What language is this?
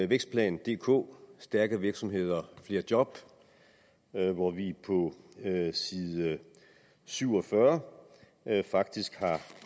Danish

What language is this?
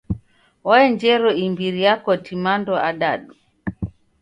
Taita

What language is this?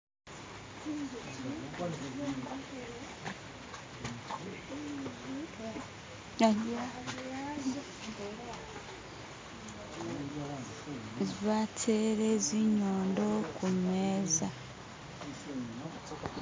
Masaaba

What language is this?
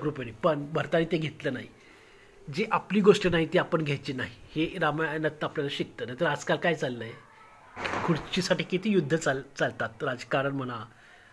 Marathi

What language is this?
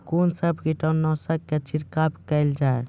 Maithili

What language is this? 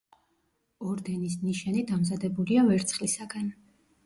Georgian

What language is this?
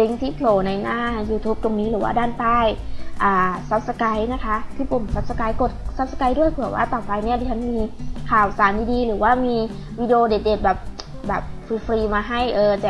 Thai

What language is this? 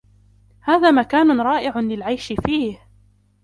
Arabic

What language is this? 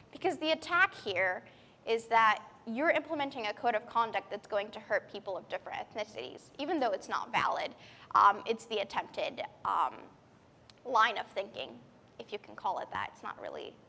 English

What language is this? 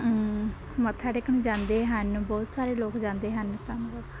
Punjabi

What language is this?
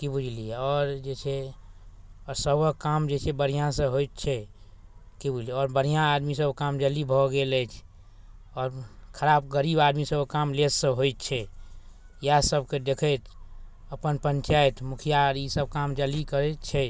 Maithili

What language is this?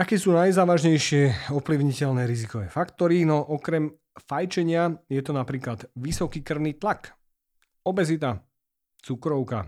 Slovak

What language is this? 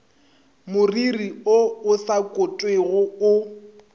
Northern Sotho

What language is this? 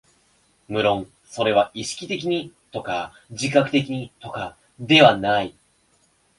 Japanese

